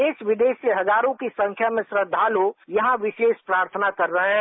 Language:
Hindi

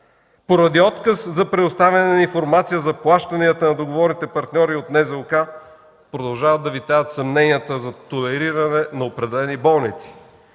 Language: Bulgarian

